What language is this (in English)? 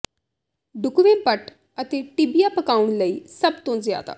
Punjabi